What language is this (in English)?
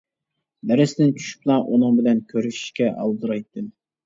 Uyghur